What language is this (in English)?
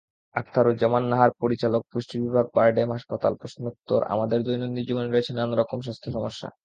Bangla